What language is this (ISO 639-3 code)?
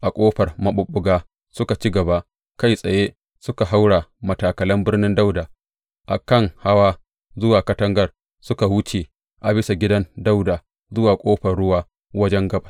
hau